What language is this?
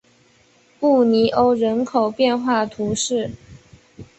Chinese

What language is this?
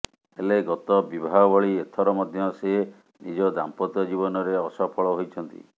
Odia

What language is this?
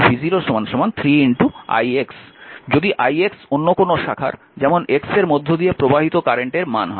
Bangla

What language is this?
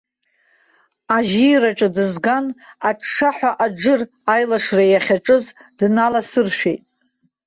Abkhazian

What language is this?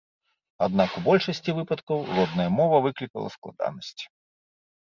Belarusian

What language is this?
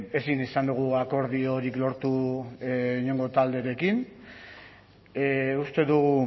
Basque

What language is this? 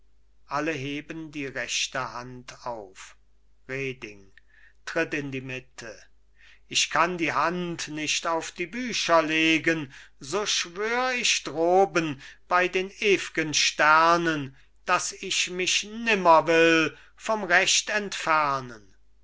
German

